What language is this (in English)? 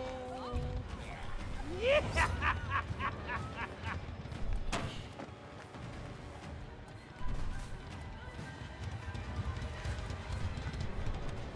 Polish